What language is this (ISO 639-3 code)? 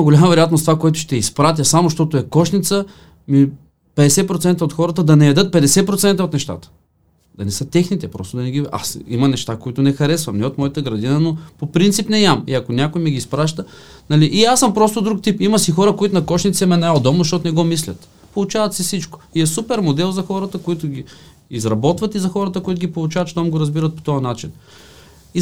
bul